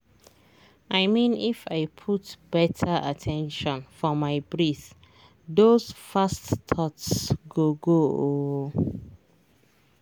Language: Nigerian Pidgin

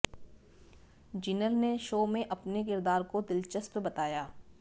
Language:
Hindi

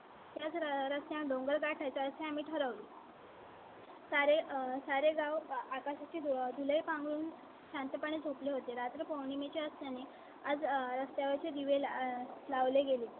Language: Marathi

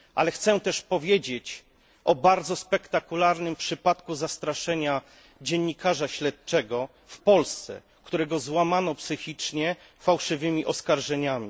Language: Polish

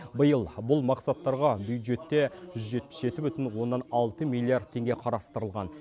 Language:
Kazakh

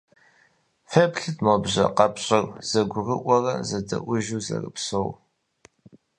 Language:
Kabardian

